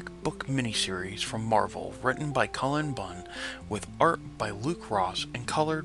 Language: English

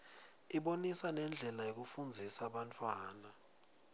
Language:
Swati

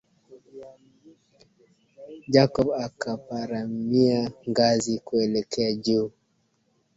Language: Swahili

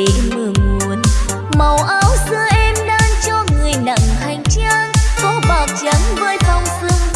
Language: Vietnamese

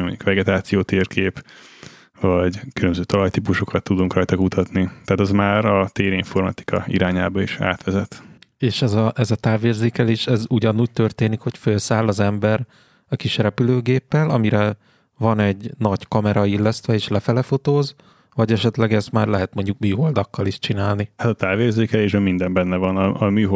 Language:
Hungarian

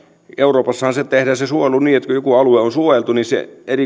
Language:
Finnish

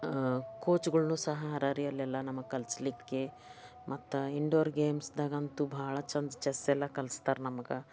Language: Kannada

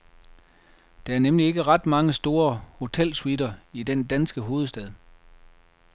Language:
Danish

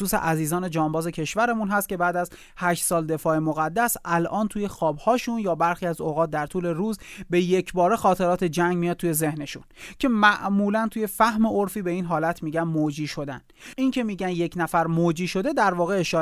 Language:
Persian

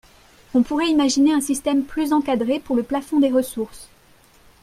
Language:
French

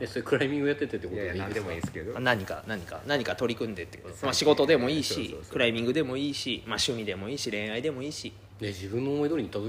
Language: Japanese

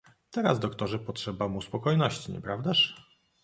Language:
Polish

